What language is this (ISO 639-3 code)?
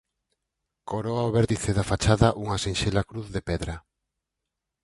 glg